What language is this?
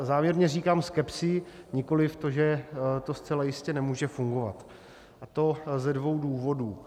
Czech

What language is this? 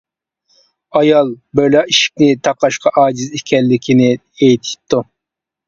Uyghur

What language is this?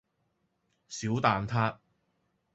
Cantonese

